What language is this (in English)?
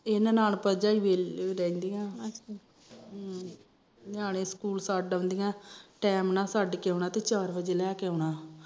Punjabi